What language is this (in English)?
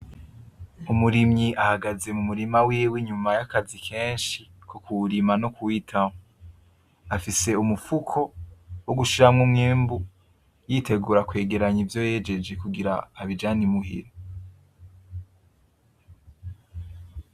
Rundi